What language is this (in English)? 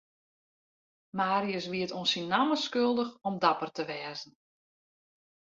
Western Frisian